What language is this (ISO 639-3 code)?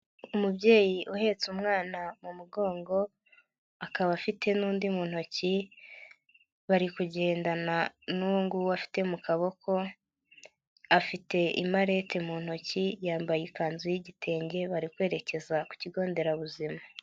kin